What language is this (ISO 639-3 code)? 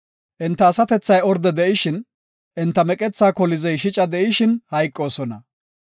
gof